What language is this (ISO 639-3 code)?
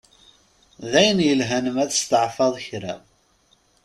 kab